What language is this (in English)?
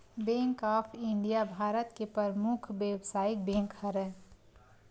Chhattisgarhi